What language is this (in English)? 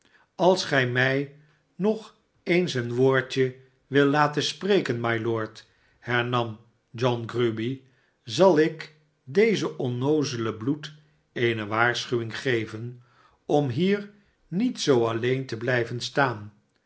Dutch